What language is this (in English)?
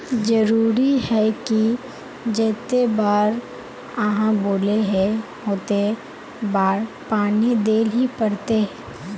Magahi